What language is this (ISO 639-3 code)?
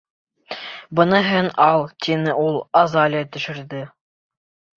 bak